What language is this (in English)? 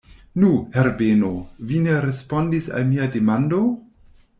Esperanto